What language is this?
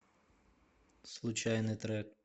Russian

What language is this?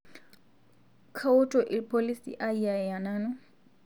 Masai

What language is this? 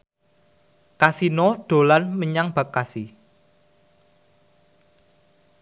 Javanese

